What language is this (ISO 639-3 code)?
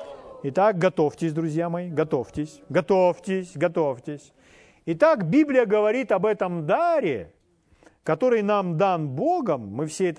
rus